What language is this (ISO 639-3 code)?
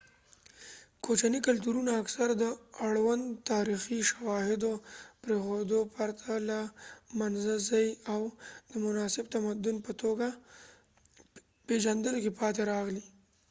pus